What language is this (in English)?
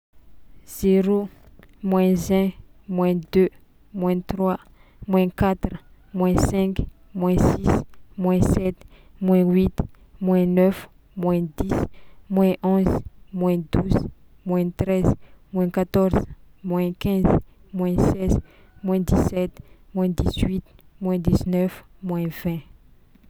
Tsimihety Malagasy